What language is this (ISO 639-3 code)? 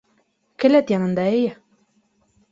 bak